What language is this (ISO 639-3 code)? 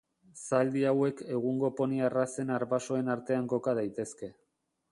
eus